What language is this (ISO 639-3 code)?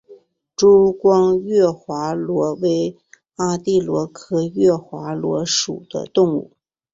zho